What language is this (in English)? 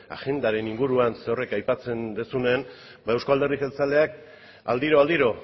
Basque